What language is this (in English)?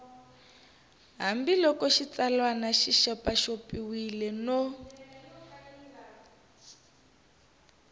Tsonga